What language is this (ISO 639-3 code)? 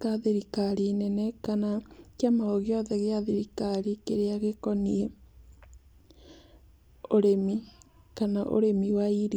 kik